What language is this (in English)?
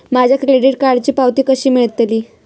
Marathi